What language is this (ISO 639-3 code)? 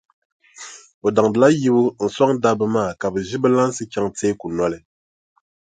dag